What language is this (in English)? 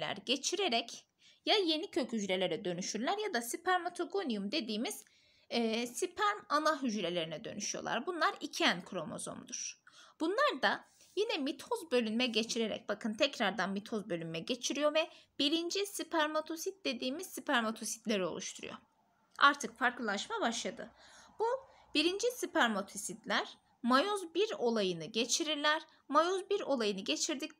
Turkish